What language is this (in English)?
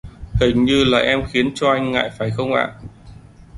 Vietnamese